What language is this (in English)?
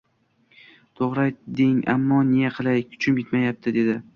Uzbek